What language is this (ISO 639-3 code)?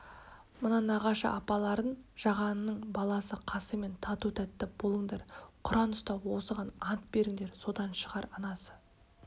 kaz